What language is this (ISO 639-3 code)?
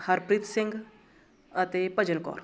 pan